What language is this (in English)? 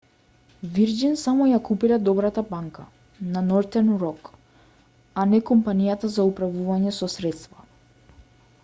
Macedonian